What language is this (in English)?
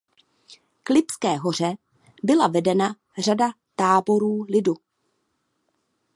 Czech